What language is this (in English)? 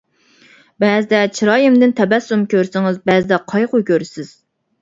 Uyghur